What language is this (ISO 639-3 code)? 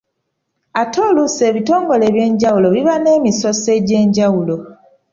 lug